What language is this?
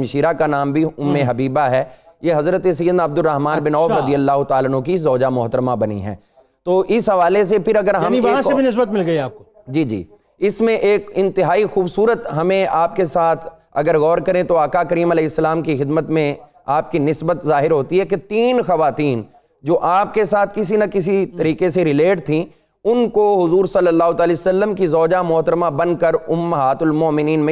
Urdu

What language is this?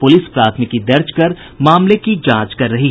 Hindi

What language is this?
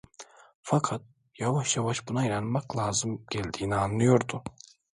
Turkish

